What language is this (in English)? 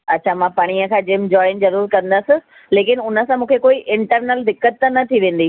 Sindhi